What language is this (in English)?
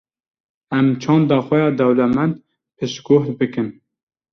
Kurdish